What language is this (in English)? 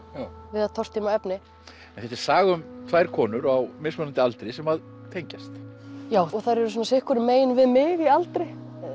Icelandic